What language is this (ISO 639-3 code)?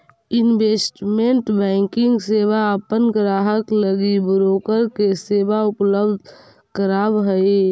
mag